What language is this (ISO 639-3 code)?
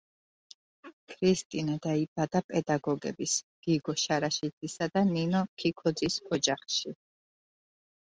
kat